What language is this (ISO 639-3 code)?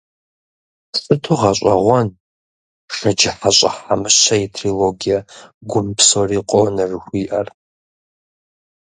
kbd